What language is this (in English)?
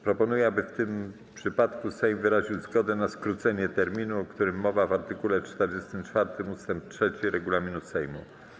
Polish